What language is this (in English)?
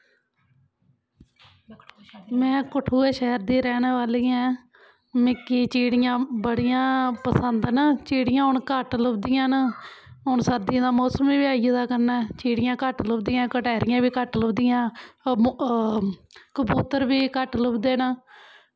Dogri